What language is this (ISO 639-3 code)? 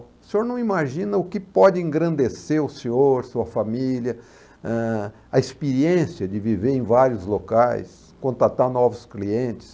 por